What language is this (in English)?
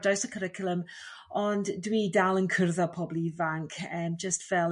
Welsh